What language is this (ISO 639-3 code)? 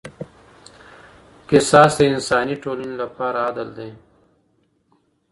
pus